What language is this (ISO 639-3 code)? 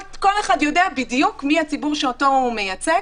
heb